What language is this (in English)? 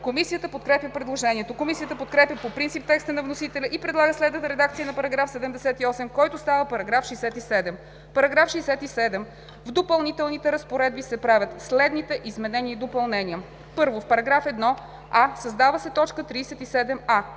Bulgarian